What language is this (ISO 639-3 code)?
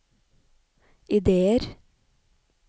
nor